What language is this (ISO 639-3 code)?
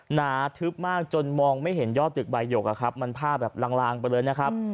tha